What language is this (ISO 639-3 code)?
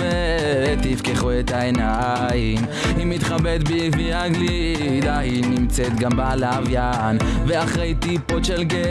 heb